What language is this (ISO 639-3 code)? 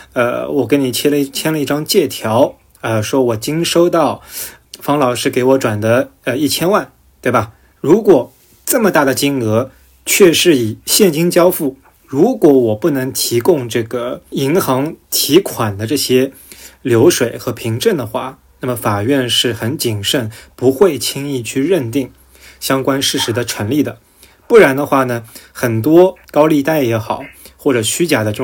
zho